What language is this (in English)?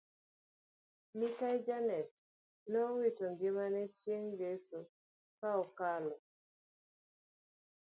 Luo (Kenya and Tanzania)